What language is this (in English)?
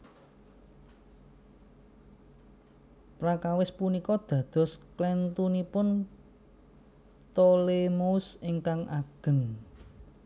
Javanese